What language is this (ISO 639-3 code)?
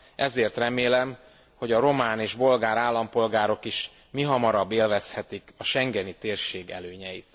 hun